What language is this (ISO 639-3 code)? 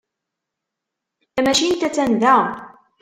kab